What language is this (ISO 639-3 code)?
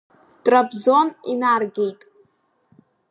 abk